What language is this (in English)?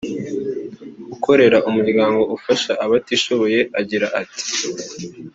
Kinyarwanda